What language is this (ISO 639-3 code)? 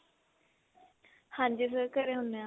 pan